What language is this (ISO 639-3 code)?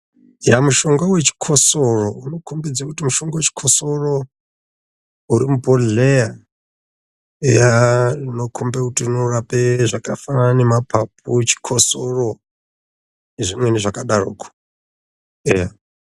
ndc